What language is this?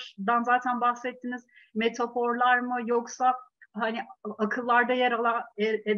Turkish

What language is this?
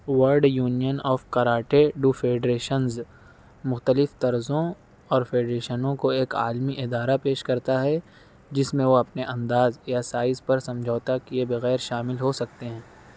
Urdu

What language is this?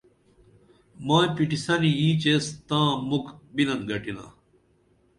Dameli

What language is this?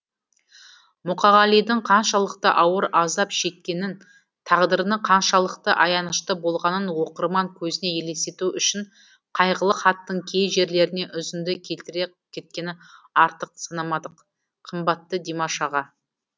Kazakh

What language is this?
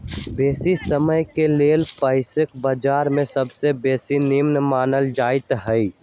Magahi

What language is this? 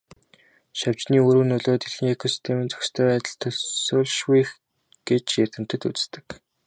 Mongolian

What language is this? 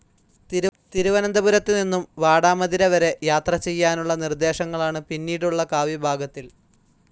Malayalam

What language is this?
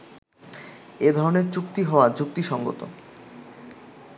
Bangla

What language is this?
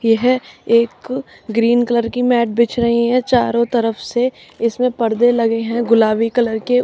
Hindi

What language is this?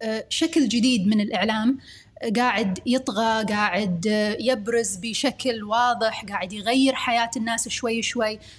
Arabic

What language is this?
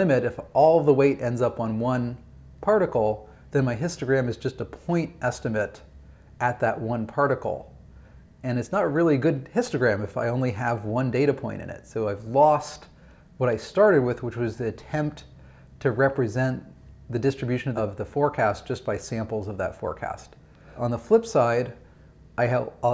English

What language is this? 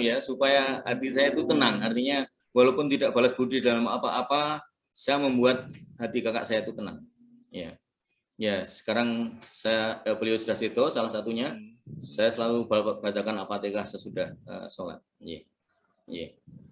Indonesian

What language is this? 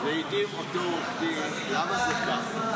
Hebrew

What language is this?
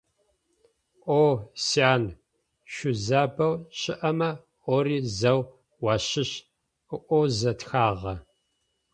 Adyghe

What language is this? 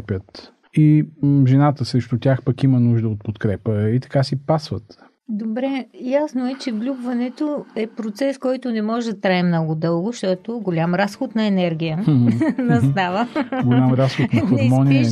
Bulgarian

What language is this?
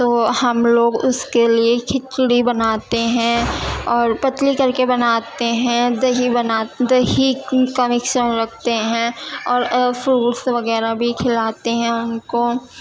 Urdu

